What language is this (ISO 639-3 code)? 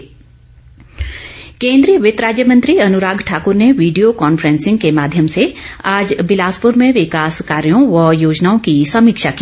hin